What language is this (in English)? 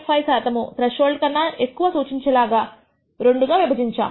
Telugu